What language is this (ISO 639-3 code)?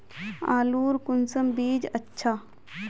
mag